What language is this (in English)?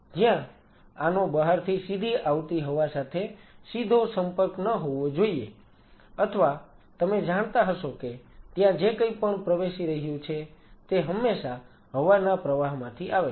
Gujarati